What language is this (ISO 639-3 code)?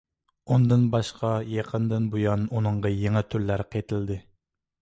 uig